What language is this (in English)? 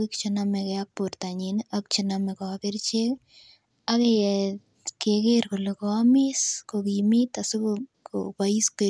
Kalenjin